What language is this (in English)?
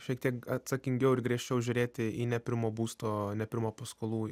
Lithuanian